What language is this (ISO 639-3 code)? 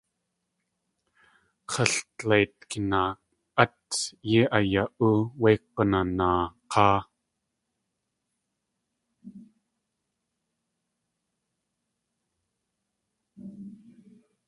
tli